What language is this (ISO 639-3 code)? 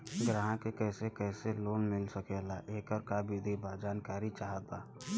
bho